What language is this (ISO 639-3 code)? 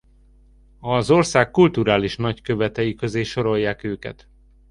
hun